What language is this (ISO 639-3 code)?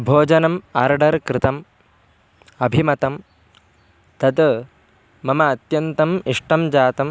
san